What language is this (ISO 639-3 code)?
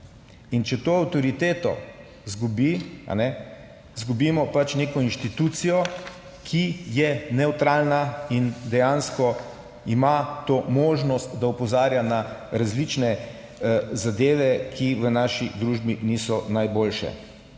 slv